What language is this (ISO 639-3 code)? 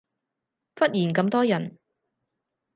yue